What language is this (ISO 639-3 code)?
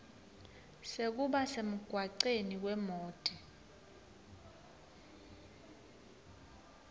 ssw